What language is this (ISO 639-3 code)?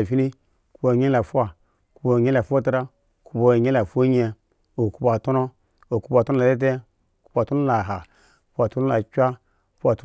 ego